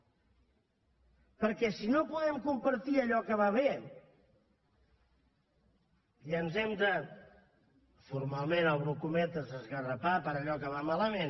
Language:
Catalan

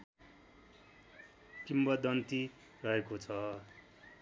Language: Nepali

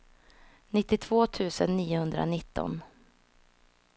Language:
Swedish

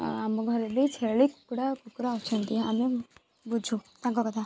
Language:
Odia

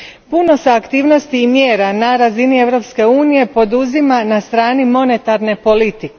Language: Croatian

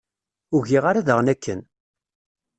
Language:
Kabyle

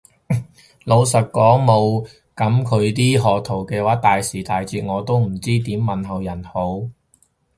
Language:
Cantonese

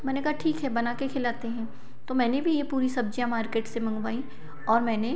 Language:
Hindi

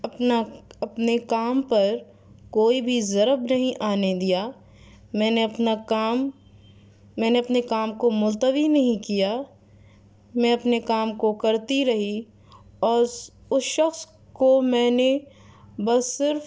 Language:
Urdu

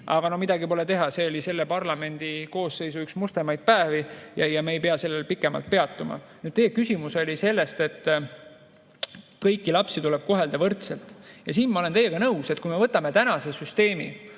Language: Estonian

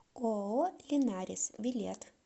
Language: Russian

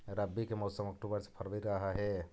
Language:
Magahi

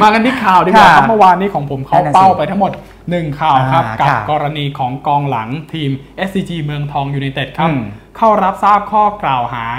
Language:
Thai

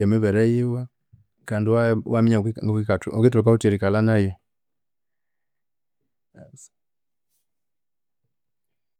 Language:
Konzo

